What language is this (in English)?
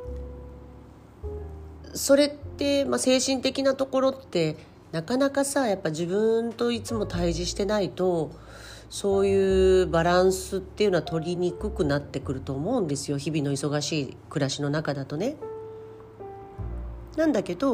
Japanese